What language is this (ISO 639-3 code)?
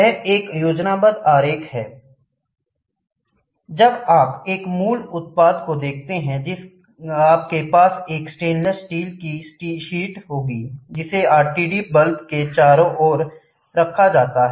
hin